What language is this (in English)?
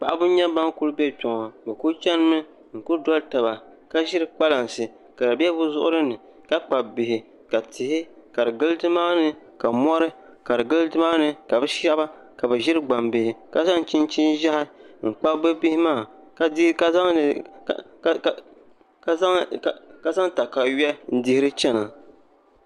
Dagbani